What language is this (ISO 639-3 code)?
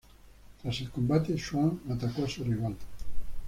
spa